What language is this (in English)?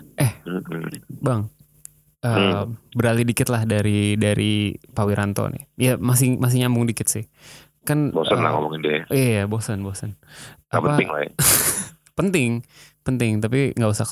Indonesian